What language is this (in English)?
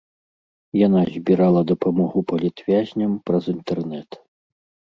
Belarusian